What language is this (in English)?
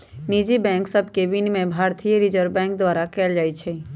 Magahi